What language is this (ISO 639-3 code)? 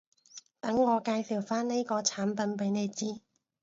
yue